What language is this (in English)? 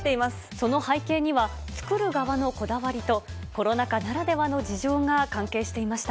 Japanese